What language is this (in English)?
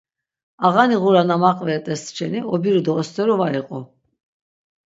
Laz